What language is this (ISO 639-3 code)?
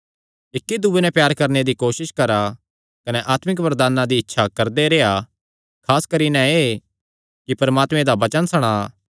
xnr